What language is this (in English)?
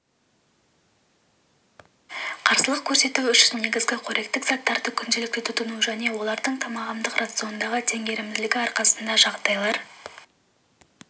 Kazakh